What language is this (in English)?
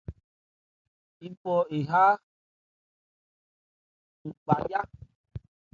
Ebrié